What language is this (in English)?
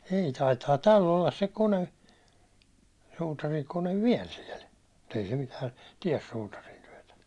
Finnish